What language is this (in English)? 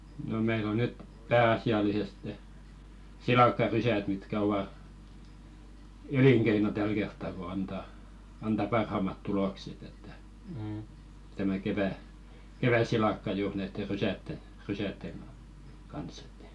Finnish